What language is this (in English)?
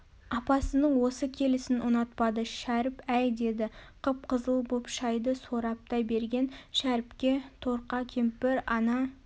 Kazakh